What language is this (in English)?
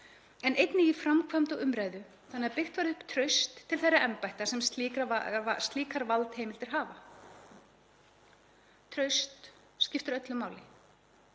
Icelandic